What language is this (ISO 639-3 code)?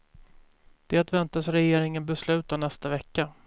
swe